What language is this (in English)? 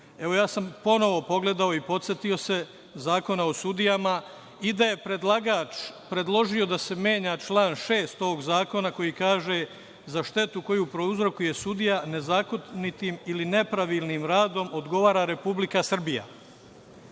Serbian